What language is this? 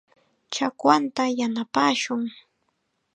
Chiquián Ancash Quechua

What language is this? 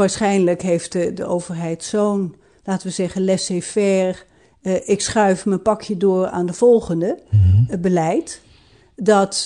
Dutch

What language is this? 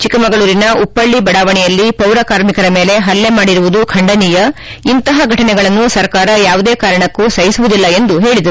Kannada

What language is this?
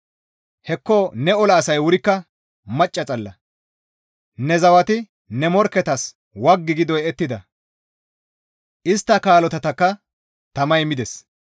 Gamo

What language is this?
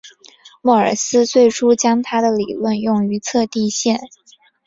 Chinese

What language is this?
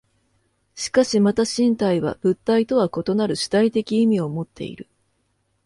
Japanese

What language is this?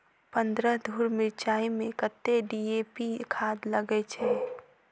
Maithili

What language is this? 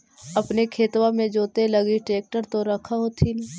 Magahi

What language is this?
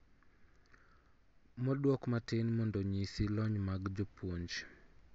Luo (Kenya and Tanzania)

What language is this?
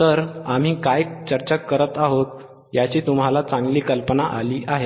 Marathi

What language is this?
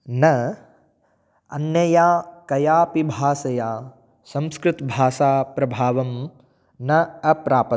Sanskrit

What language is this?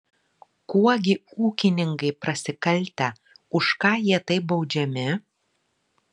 Lithuanian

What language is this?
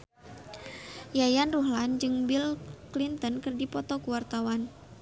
Sundanese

